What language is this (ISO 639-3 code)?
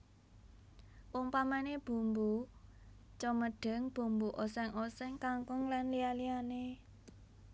jav